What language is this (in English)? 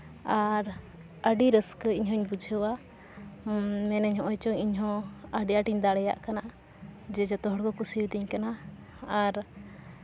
Santali